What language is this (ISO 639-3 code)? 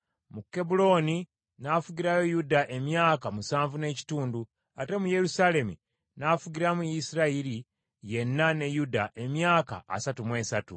lug